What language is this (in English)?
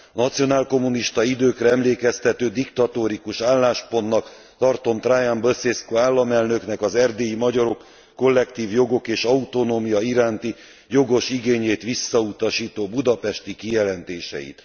Hungarian